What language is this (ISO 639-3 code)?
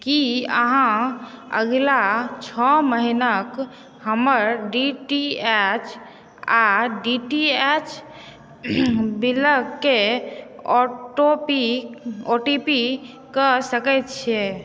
mai